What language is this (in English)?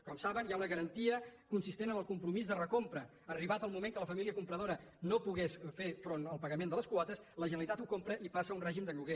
Catalan